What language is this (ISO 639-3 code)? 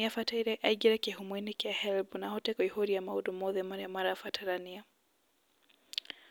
kik